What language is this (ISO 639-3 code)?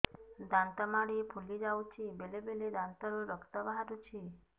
ori